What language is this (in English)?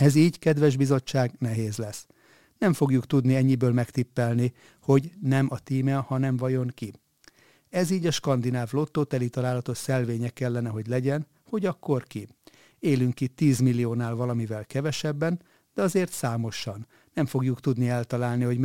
Hungarian